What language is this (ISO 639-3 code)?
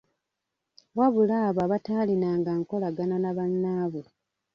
lug